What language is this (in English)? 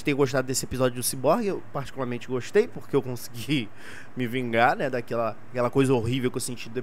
Portuguese